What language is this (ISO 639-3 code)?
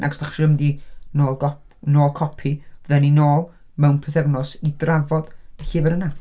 cym